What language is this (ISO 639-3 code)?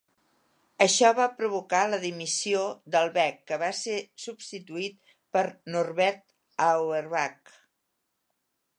cat